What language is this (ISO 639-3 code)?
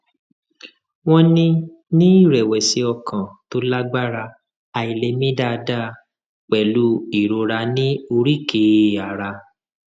yor